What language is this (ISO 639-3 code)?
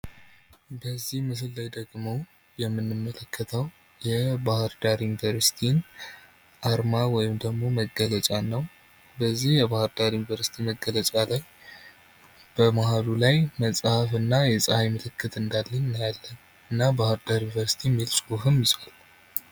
amh